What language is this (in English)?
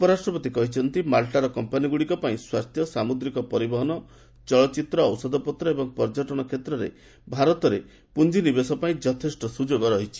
Odia